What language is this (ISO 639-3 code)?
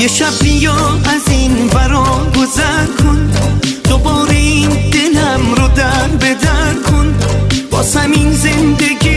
fas